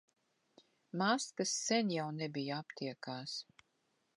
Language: Latvian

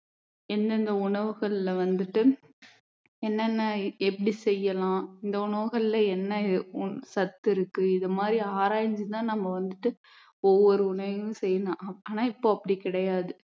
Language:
Tamil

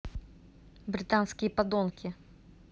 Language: Russian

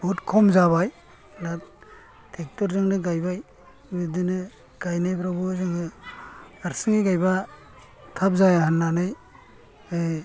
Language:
Bodo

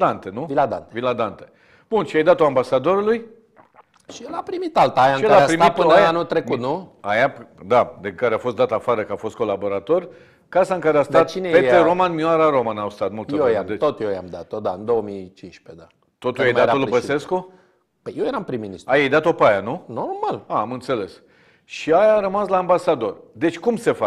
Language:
Romanian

